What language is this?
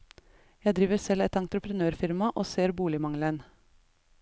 Norwegian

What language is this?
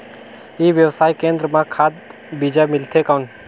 Chhattisgarhi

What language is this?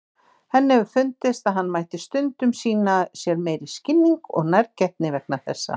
Icelandic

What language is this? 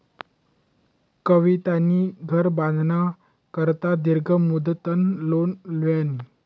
Marathi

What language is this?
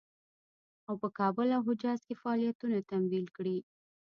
Pashto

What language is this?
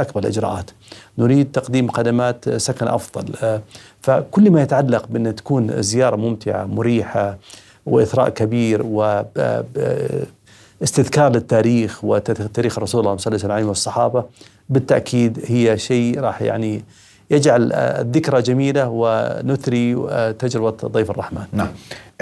Arabic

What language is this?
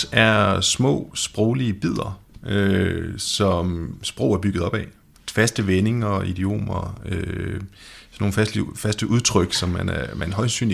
Danish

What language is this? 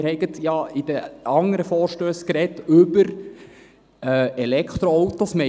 Swiss German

